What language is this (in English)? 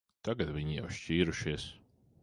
Latvian